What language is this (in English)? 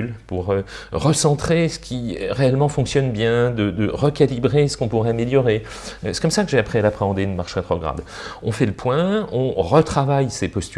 French